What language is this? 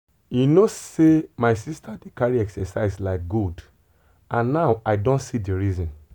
Nigerian Pidgin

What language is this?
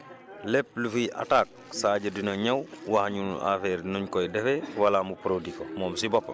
Wolof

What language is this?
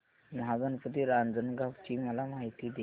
Marathi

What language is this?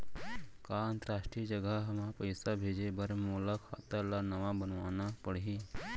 Chhattisgarhi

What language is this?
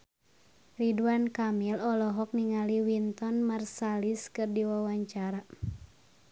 Sundanese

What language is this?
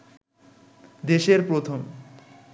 Bangla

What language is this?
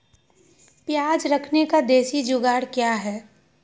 Magahi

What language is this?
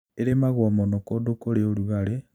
Kikuyu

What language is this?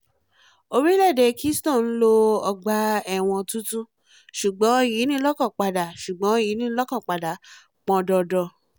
Yoruba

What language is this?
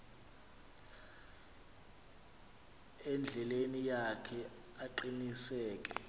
Xhosa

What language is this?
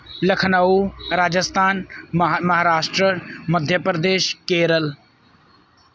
Punjabi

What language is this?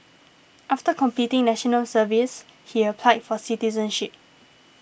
English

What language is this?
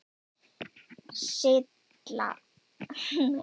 Icelandic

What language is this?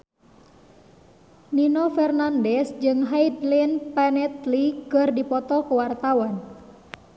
Sundanese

